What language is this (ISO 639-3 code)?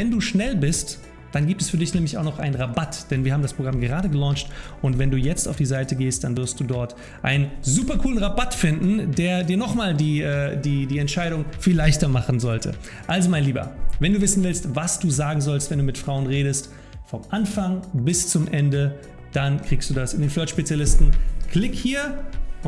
deu